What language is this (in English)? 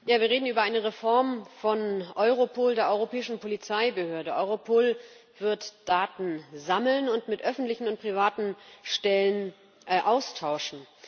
German